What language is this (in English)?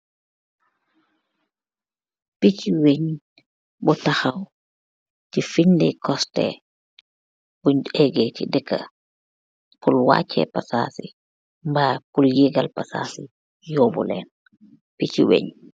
Wolof